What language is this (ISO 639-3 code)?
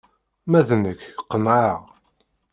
kab